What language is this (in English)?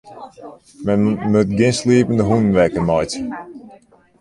Western Frisian